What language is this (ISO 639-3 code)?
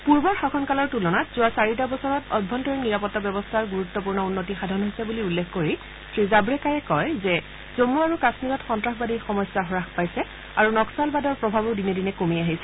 asm